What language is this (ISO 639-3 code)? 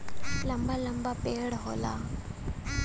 bho